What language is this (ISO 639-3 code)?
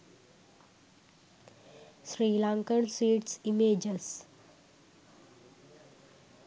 sin